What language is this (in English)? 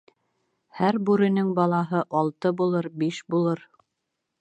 Bashkir